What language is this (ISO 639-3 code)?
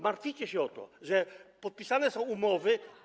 pol